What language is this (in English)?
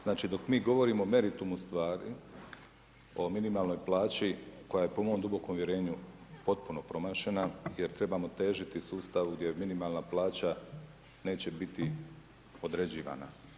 Croatian